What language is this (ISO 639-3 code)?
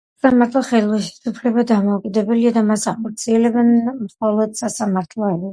kat